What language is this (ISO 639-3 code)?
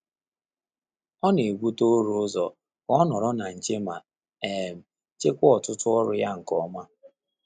ibo